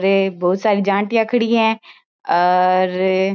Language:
Marwari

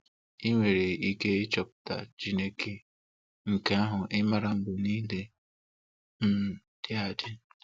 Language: Igbo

